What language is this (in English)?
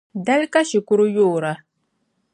Dagbani